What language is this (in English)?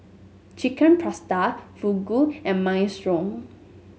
English